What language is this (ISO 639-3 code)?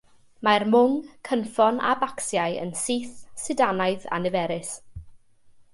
cym